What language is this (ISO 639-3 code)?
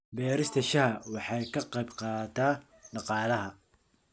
som